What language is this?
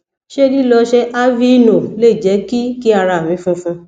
Yoruba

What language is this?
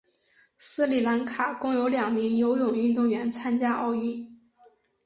Chinese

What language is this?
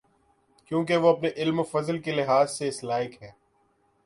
Urdu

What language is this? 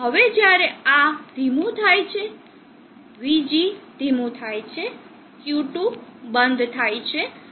Gujarati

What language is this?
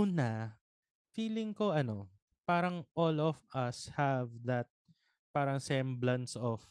Filipino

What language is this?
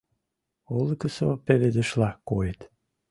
Mari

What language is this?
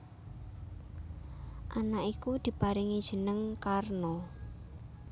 Javanese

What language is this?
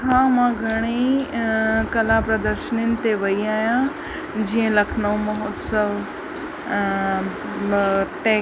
Sindhi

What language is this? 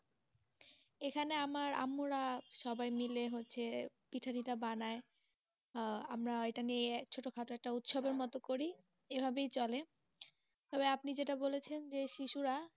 Bangla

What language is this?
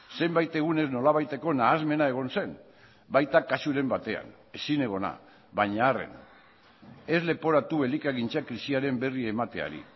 Basque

